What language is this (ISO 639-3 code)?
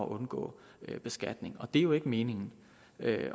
dan